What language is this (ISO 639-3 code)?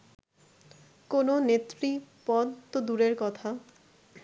ben